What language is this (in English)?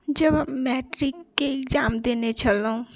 Maithili